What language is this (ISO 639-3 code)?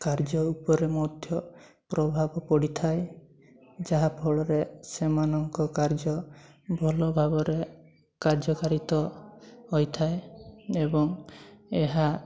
ori